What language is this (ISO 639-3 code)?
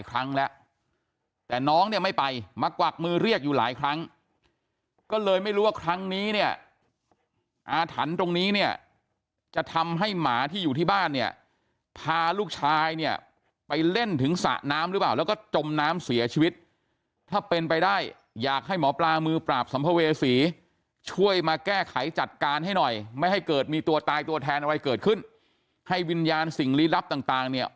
tha